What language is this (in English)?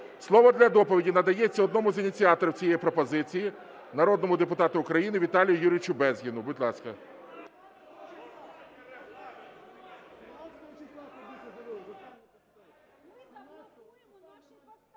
Ukrainian